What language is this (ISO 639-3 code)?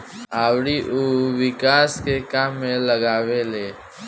bho